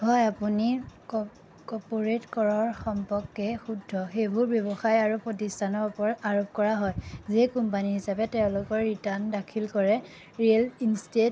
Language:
Assamese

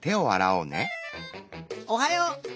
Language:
Japanese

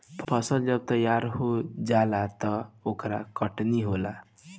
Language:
Bhojpuri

